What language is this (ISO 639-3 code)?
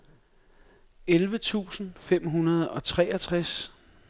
dan